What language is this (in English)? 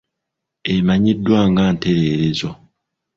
Ganda